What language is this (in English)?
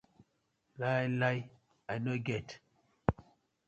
Nigerian Pidgin